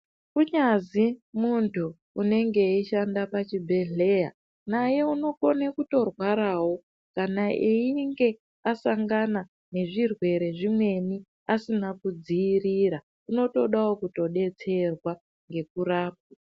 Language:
Ndau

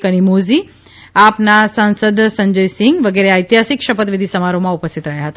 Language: Gujarati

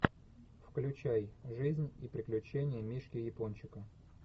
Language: Russian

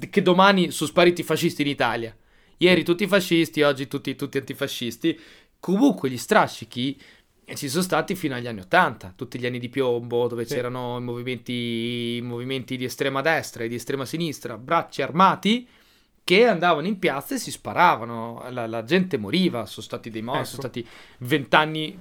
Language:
Italian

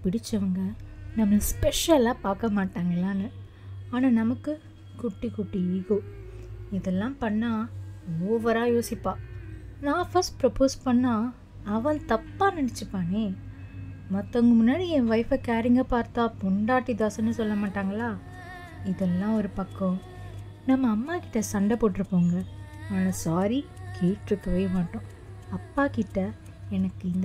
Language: Tamil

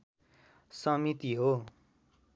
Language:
Nepali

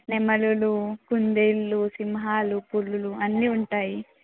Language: Telugu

